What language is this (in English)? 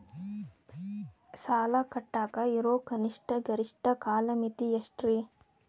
Kannada